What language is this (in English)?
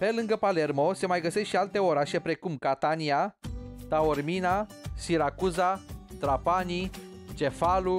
Romanian